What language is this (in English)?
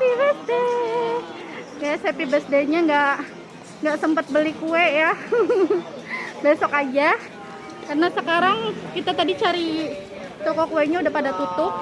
Indonesian